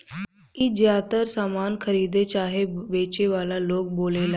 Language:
Bhojpuri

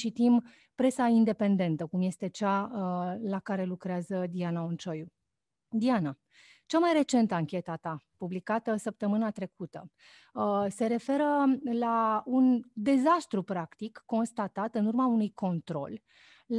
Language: Romanian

